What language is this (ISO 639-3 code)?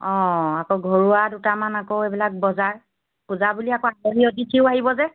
asm